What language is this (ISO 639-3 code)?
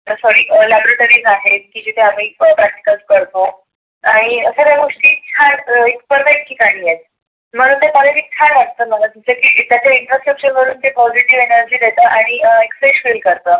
mar